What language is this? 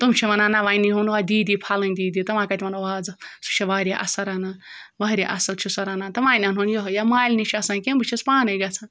Kashmiri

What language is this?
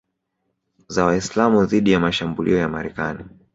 Swahili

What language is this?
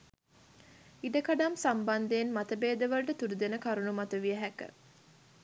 Sinhala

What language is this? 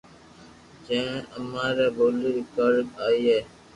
Loarki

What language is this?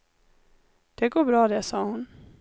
Swedish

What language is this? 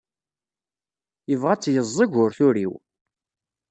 Kabyle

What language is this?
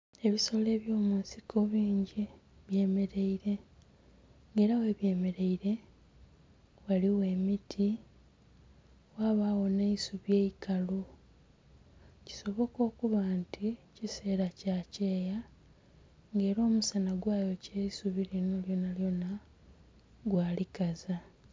Soga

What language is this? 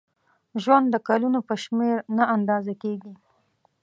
Pashto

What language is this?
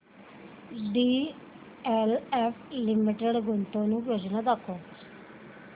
Marathi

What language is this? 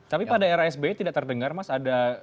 Indonesian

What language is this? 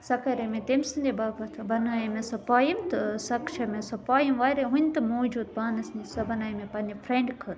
Kashmiri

